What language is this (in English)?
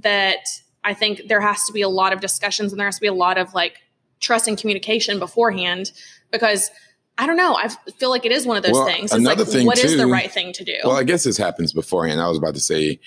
English